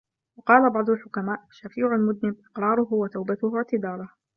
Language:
Arabic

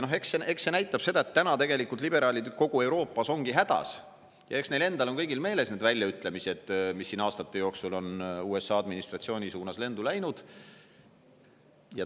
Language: Estonian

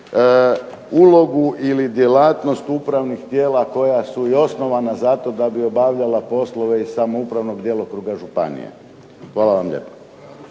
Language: Croatian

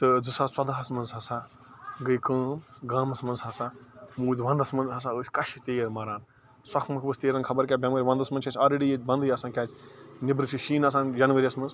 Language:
Kashmiri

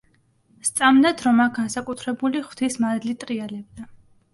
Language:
Georgian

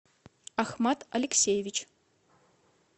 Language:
Russian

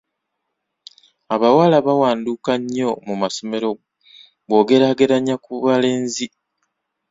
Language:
Ganda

